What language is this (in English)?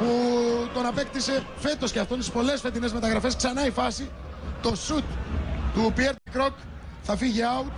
Greek